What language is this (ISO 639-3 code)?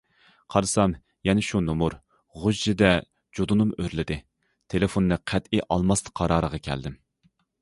uig